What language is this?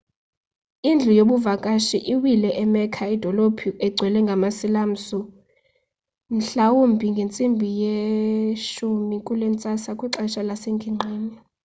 Xhosa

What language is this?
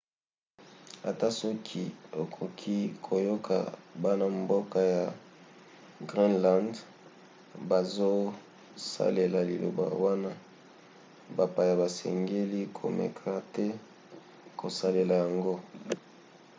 Lingala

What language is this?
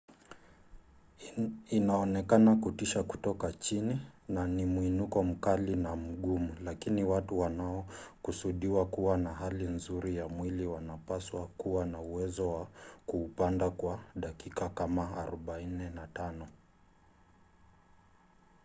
Swahili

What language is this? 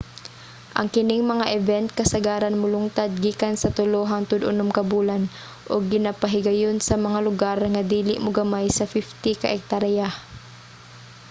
Cebuano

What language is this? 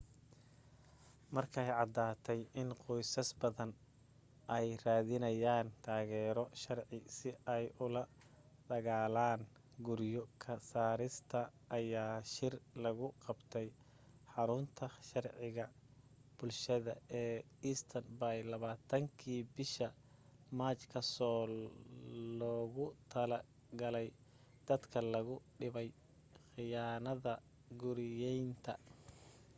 Somali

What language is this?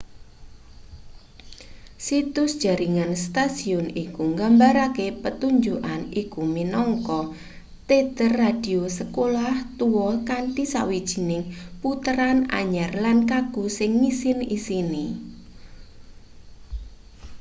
Javanese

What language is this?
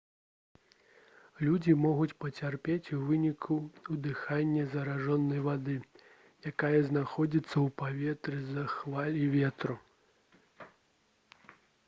Belarusian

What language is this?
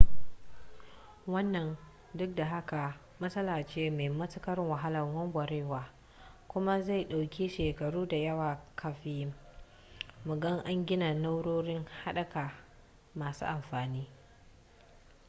Hausa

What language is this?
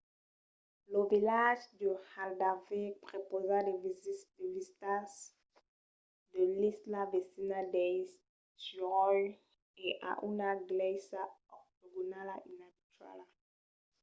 Occitan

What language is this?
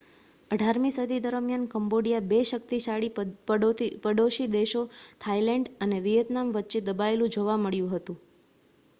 Gujarati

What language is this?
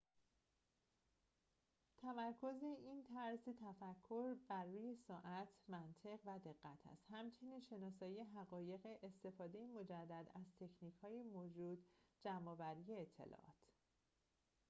Persian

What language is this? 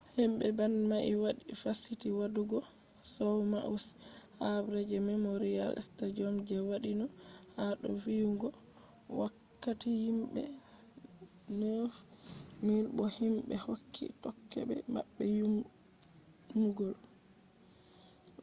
Fula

